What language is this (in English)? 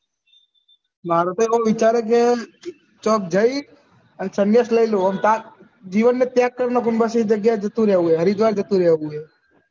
Gujarati